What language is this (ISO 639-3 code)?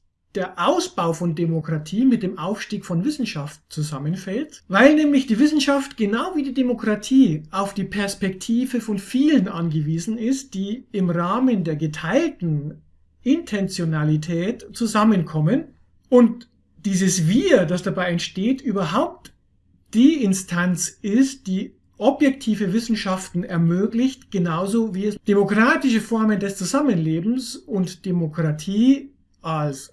deu